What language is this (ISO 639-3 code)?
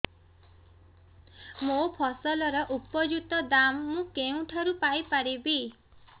ori